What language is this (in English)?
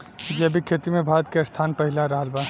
Bhojpuri